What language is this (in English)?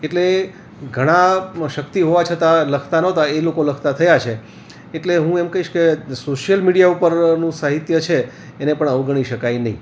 Gujarati